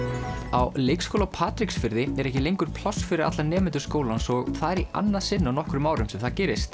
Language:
Icelandic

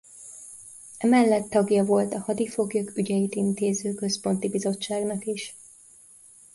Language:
Hungarian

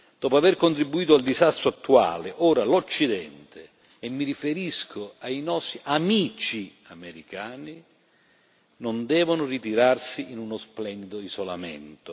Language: Italian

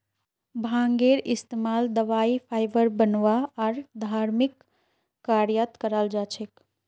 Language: Magahi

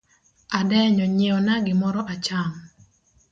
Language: Luo (Kenya and Tanzania)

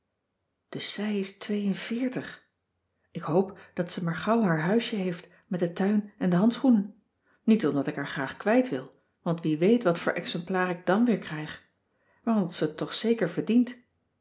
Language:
Dutch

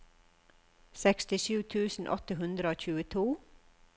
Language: Norwegian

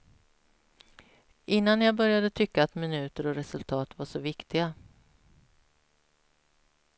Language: Swedish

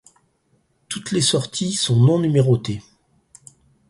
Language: French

